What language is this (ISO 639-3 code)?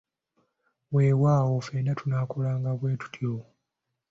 lug